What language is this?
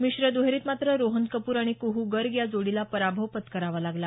Marathi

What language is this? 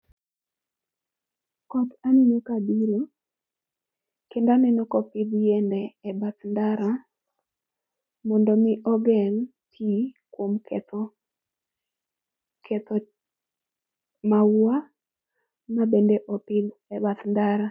Luo (Kenya and Tanzania)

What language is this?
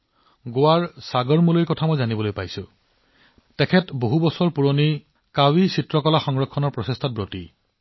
Assamese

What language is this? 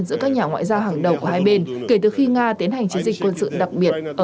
Vietnamese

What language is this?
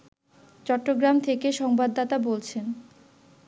Bangla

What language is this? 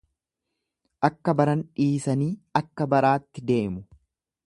Oromo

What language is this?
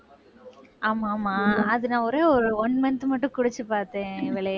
Tamil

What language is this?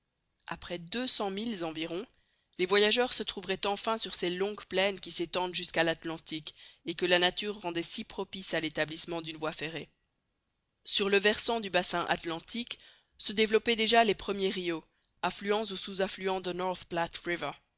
French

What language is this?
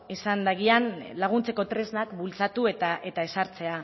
Basque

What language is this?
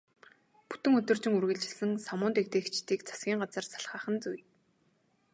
Mongolian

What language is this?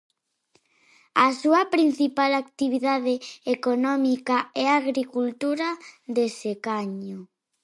Galician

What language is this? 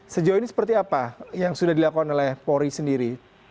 Indonesian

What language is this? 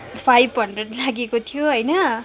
Nepali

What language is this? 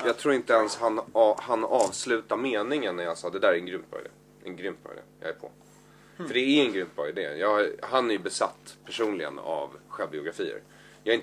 Swedish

